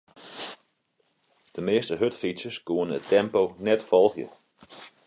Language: Western Frisian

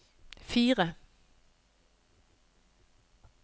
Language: Norwegian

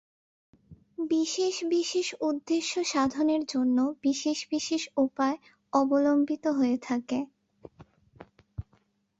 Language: Bangla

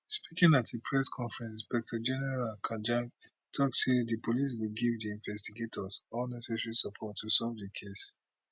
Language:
Nigerian Pidgin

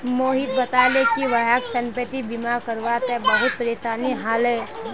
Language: Magahi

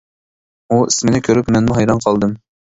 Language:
Uyghur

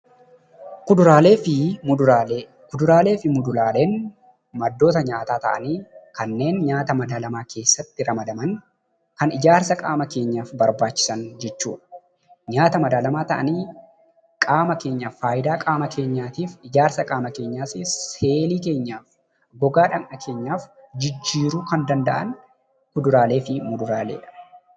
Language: Oromo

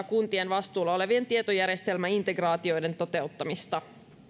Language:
Finnish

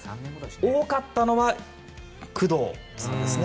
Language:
Japanese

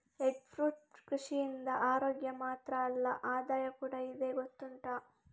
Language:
Kannada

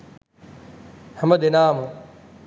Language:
Sinhala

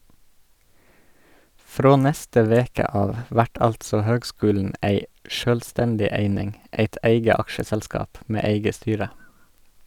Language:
Norwegian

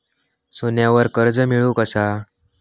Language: Marathi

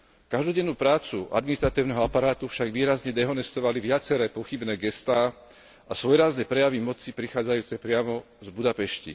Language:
Slovak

